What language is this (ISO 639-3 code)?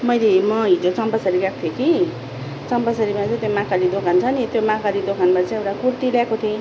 nep